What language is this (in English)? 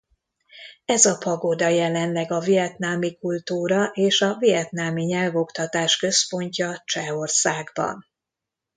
Hungarian